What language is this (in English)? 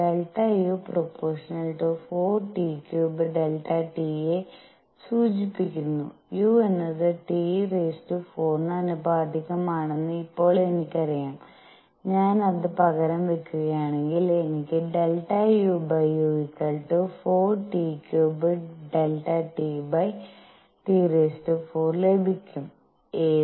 Malayalam